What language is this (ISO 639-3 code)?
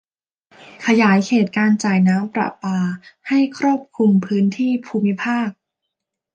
tha